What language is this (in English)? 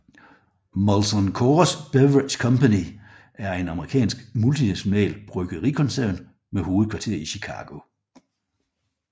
Danish